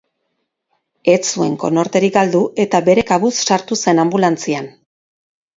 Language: Basque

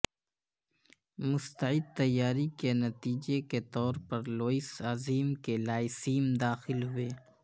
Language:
Urdu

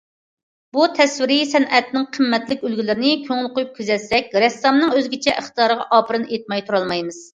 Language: Uyghur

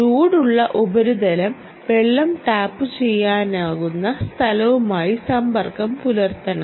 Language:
Malayalam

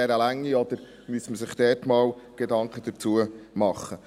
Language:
Swiss German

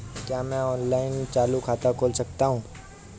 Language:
Hindi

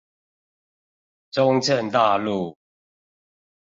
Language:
Chinese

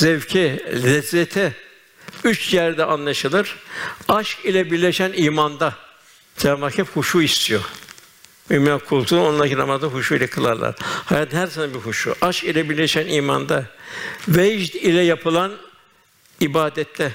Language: Turkish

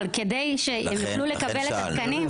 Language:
Hebrew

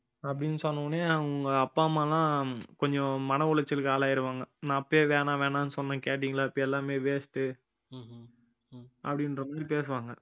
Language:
Tamil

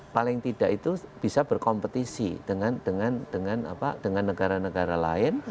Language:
Indonesian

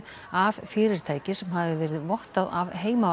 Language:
Icelandic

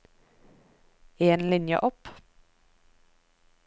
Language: Norwegian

